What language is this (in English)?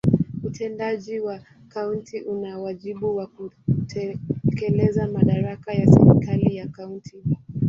Swahili